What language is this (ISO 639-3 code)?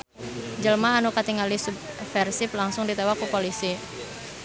sun